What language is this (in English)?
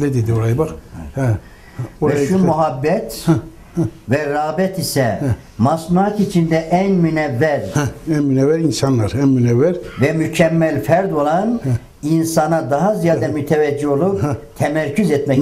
Turkish